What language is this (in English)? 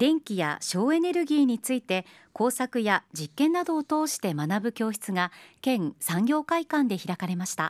Japanese